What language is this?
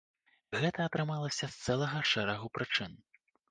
Belarusian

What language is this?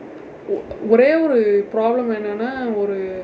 English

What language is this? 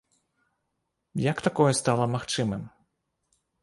Belarusian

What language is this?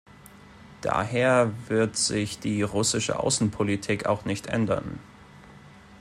German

